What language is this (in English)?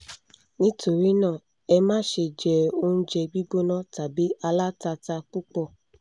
Yoruba